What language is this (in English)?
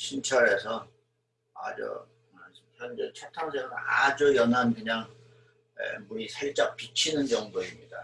Korean